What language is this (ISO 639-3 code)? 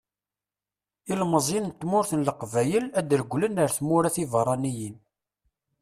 kab